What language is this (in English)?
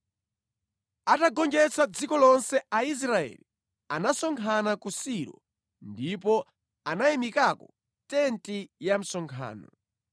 Nyanja